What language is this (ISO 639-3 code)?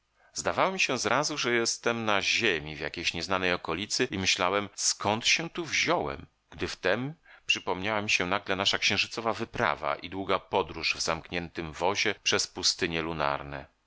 pol